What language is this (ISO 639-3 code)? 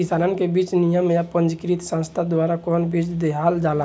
bho